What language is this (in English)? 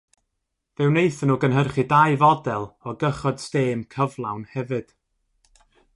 Welsh